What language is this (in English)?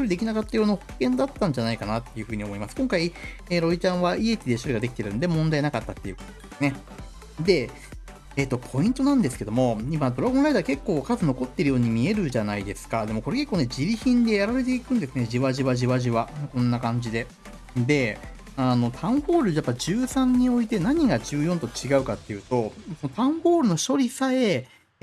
Japanese